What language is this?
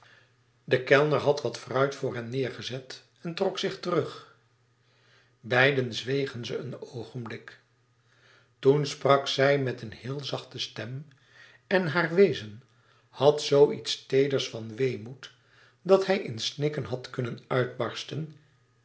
Dutch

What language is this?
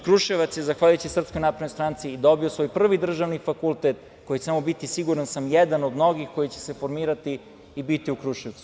Serbian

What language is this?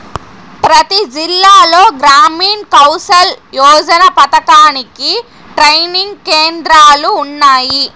Telugu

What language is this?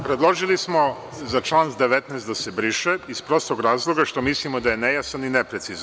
Serbian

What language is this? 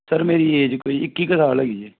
Punjabi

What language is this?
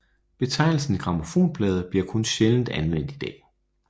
Danish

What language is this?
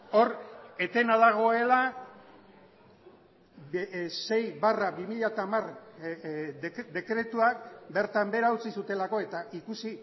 Basque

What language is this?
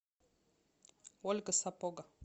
Russian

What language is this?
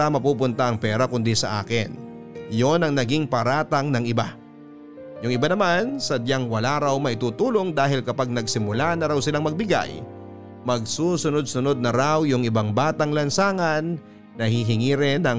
Filipino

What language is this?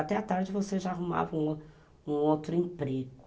Portuguese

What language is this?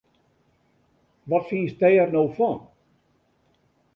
Western Frisian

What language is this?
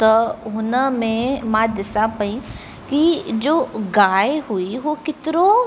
Sindhi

